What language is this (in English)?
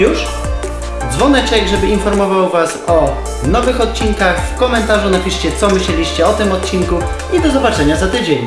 Polish